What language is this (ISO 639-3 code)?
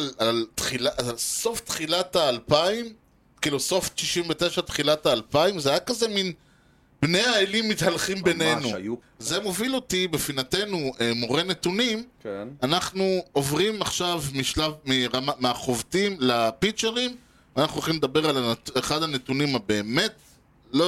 heb